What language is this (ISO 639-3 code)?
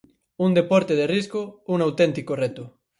glg